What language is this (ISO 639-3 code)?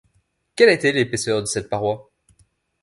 fra